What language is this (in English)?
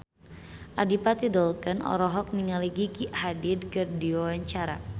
Sundanese